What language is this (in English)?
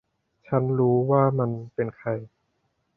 Thai